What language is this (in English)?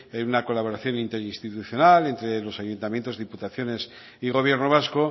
Spanish